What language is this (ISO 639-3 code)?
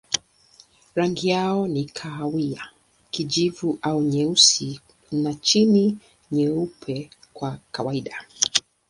swa